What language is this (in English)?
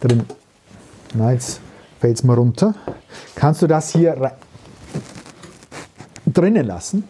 German